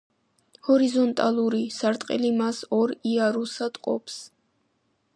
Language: Georgian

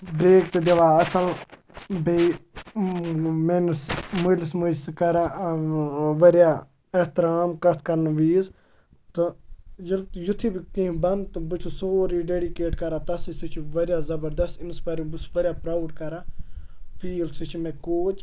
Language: Kashmiri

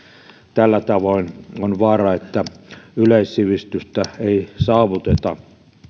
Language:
Finnish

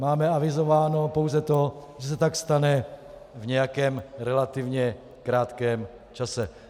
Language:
Czech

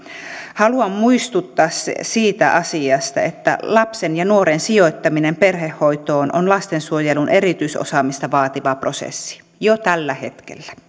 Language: Finnish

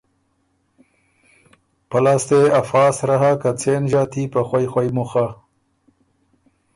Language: Ormuri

